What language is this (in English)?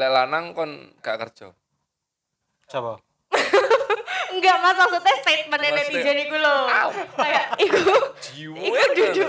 Indonesian